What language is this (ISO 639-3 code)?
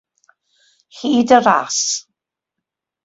cym